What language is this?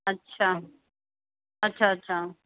Sindhi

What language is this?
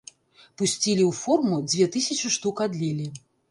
Belarusian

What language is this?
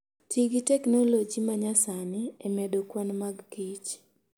Luo (Kenya and Tanzania)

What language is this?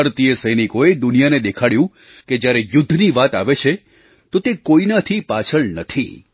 Gujarati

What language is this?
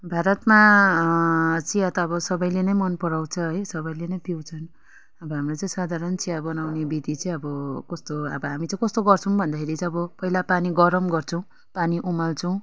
Nepali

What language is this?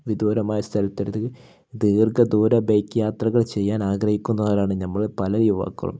Malayalam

